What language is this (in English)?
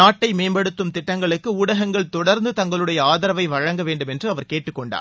Tamil